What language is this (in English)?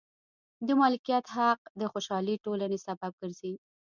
Pashto